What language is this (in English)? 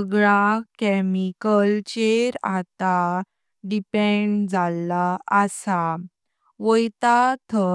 Konkani